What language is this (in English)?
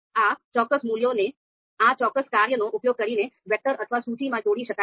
Gujarati